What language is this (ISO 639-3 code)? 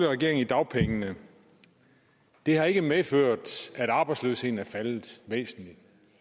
dan